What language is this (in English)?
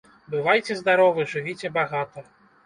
Belarusian